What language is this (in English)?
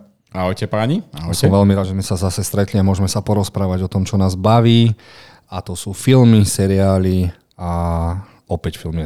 Slovak